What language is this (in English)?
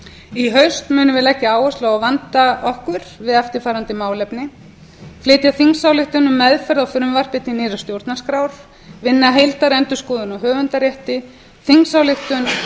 Icelandic